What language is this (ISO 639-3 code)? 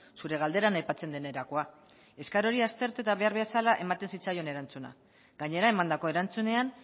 eus